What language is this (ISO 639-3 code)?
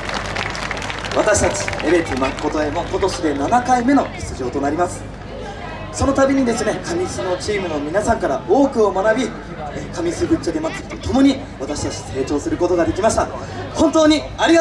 jpn